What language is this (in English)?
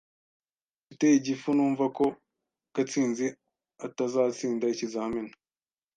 Kinyarwanda